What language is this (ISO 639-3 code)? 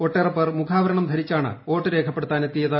mal